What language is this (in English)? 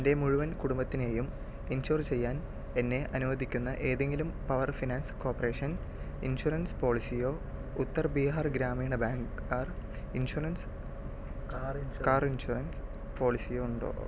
Malayalam